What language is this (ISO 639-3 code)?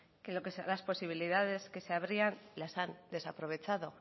spa